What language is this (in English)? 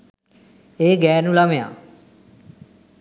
Sinhala